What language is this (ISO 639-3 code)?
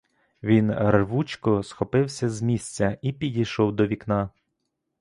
ukr